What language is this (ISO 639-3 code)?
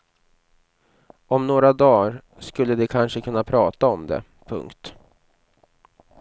swe